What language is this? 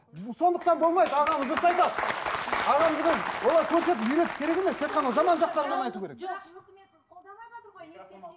Kazakh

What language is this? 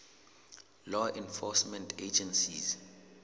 Southern Sotho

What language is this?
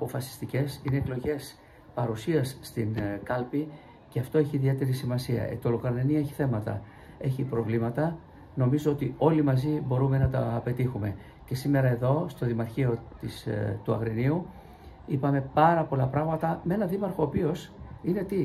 Greek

